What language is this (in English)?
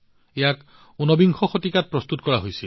Assamese